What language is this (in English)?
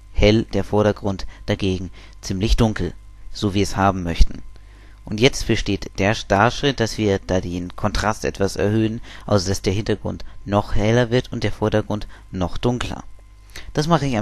German